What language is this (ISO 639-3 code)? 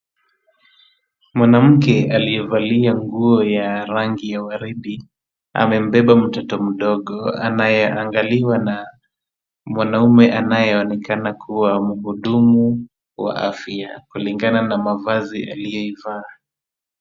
swa